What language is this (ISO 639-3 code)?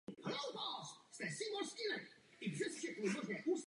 ces